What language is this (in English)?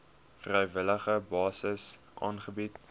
Afrikaans